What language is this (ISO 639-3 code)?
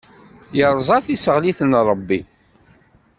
kab